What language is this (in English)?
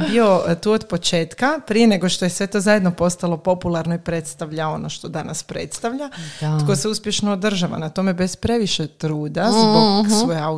Croatian